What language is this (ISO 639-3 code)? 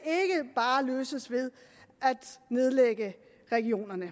dan